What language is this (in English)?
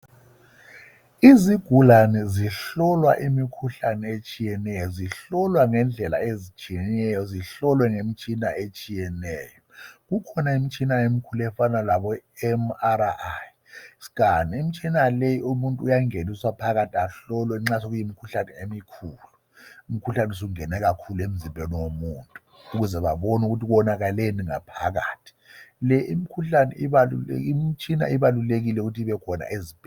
North Ndebele